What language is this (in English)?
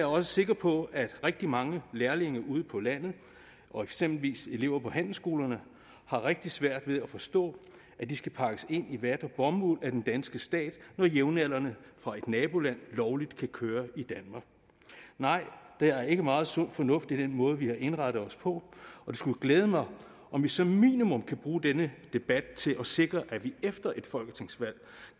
Danish